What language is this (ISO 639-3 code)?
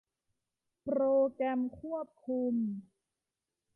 tha